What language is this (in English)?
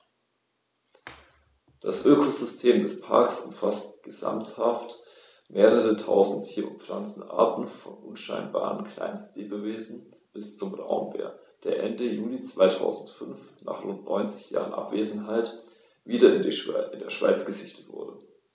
German